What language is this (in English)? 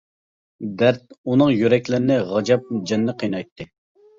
Uyghur